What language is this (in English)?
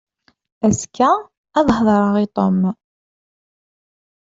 Kabyle